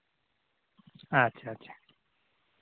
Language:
Santali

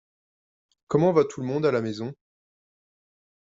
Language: French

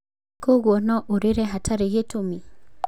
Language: Kikuyu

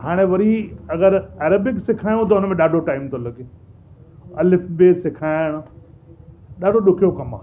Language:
Sindhi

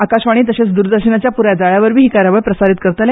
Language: Konkani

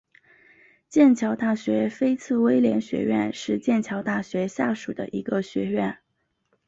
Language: Chinese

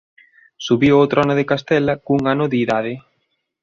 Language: Galician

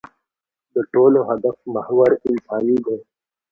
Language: Pashto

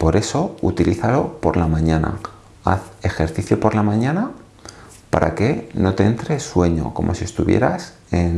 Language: Spanish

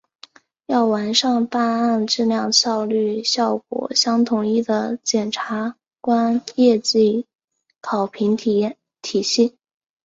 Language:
Chinese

